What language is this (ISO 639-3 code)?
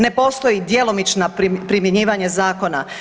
hrv